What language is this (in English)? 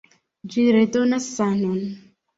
Esperanto